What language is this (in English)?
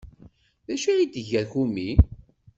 Kabyle